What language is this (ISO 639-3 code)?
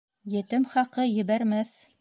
bak